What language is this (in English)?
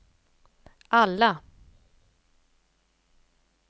Swedish